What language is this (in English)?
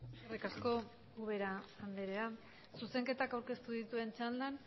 Basque